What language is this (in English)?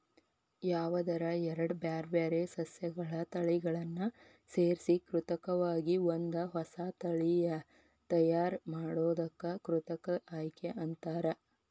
Kannada